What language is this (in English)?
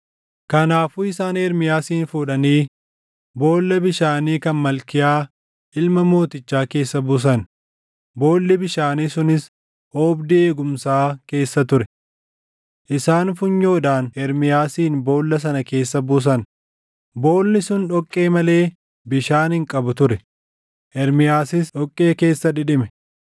Oromo